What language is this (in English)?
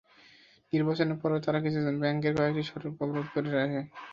Bangla